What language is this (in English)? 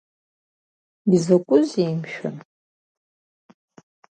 Abkhazian